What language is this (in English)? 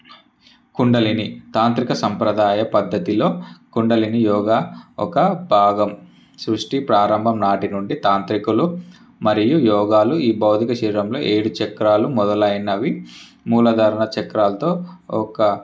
Telugu